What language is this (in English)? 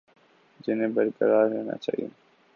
Urdu